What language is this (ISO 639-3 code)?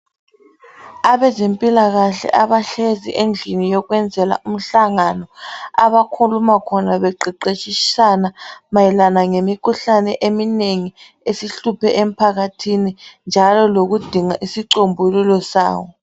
nde